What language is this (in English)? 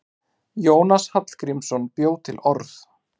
Icelandic